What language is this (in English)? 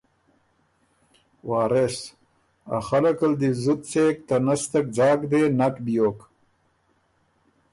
Ormuri